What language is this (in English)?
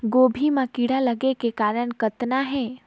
Chhattisgarhi